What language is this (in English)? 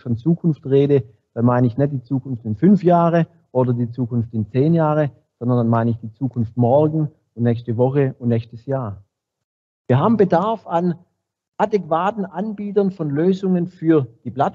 German